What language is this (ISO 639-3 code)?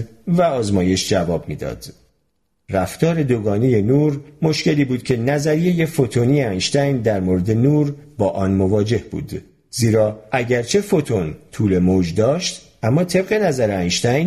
fas